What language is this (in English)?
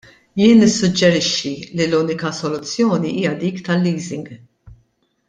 Maltese